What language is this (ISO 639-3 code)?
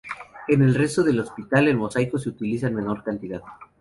spa